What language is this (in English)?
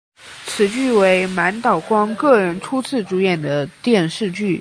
Chinese